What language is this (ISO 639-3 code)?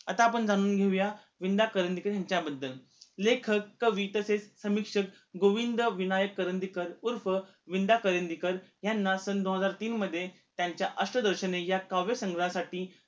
mar